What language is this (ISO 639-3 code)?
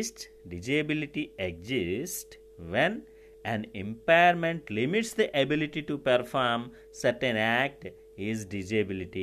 tel